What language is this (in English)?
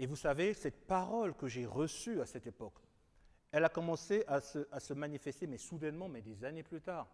French